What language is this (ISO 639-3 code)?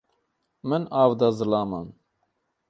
kur